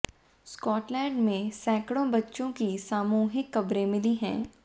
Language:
Hindi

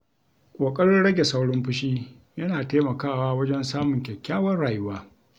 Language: Hausa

